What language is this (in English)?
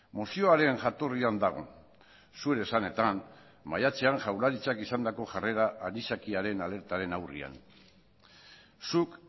Basque